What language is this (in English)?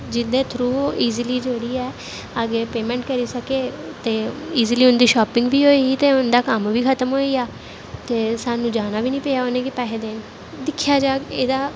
Dogri